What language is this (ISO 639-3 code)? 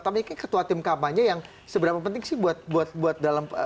ind